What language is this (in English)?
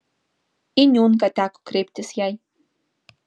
Lithuanian